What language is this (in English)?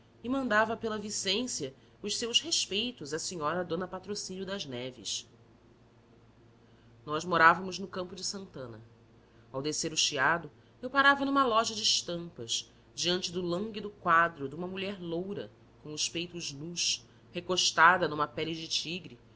Portuguese